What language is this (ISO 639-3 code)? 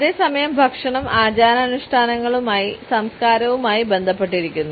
mal